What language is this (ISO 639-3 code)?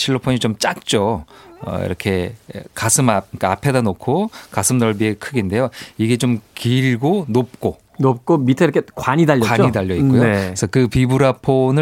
kor